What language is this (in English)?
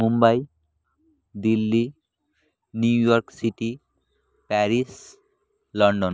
Bangla